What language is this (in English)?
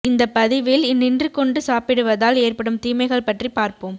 Tamil